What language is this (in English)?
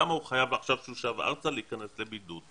Hebrew